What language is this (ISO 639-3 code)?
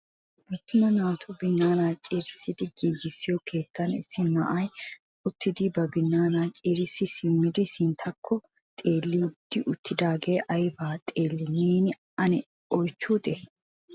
wal